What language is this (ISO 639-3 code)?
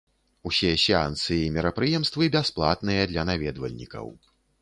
bel